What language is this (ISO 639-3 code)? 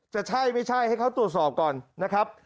tha